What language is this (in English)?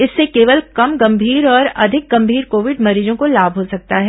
Hindi